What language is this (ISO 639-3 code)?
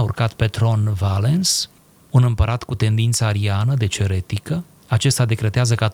ron